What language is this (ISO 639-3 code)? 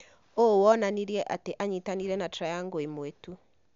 kik